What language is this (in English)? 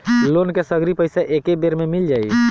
Bhojpuri